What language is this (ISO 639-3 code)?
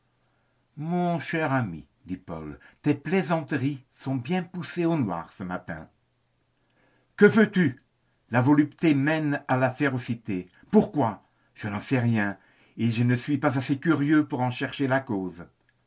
fra